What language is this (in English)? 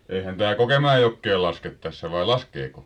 Finnish